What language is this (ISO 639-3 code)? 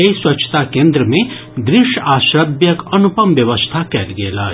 mai